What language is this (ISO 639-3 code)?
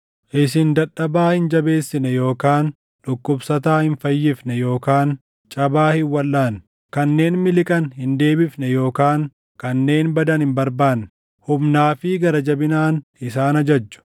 orm